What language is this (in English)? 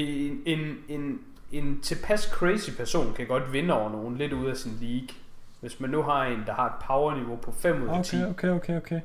Danish